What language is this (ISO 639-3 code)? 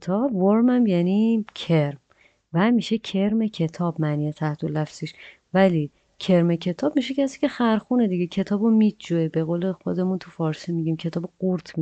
fas